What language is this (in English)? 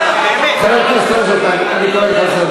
Hebrew